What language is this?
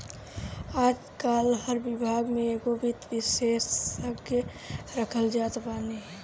Bhojpuri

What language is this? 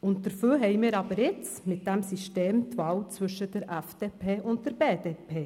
Swiss German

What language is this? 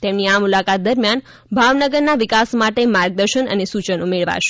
Gujarati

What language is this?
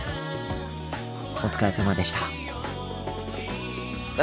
Japanese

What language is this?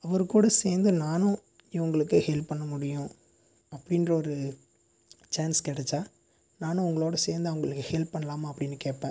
Tamil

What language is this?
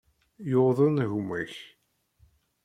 Kabyle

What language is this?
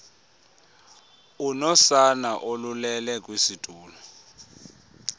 Xhosa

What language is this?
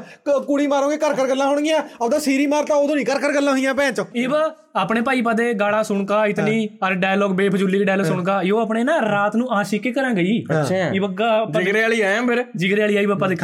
Punjabi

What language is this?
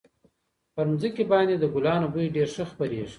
Pashto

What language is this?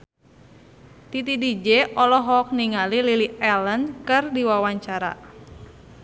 Sundanese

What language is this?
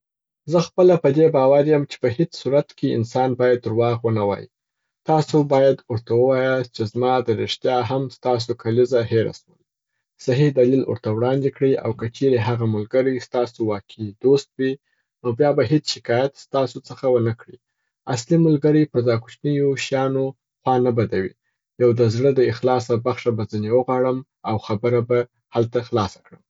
Southern Pashto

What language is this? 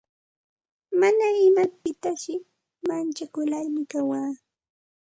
Santa Ana de Tusi Pasco Quechua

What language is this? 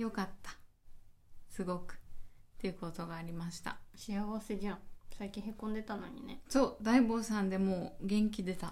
Japanese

